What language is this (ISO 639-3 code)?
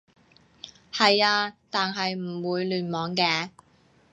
yue